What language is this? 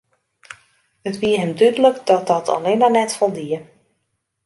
Western Frisian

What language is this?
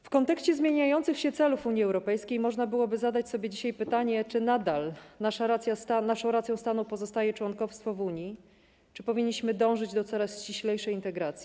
Polish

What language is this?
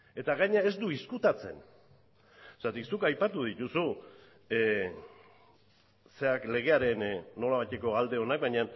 Basque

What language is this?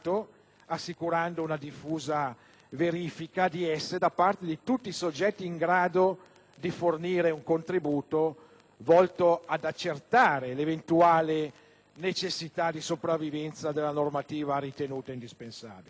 Italian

